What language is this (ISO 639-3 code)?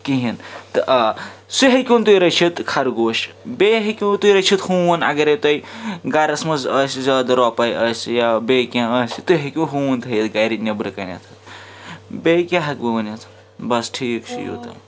kas